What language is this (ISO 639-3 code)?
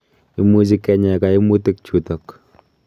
kln